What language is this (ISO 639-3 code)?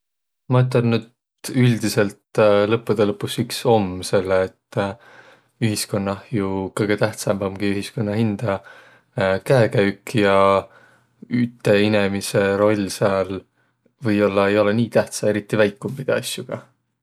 vro